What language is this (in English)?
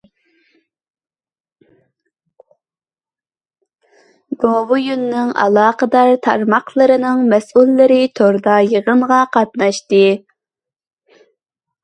Uyghur